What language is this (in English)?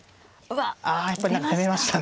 Japanese